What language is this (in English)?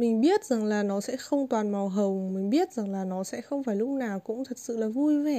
Vietnamese